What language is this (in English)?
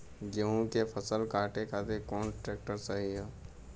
Bhojpuri